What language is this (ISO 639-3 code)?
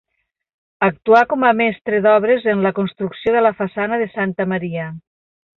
cat